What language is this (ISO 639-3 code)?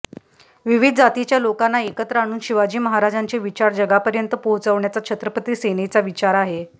mar